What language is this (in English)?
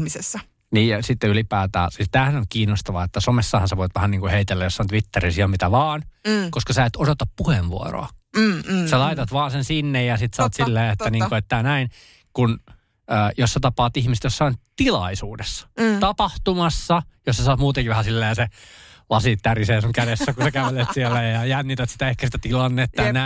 Finnish